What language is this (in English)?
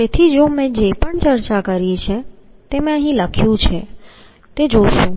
Gujarati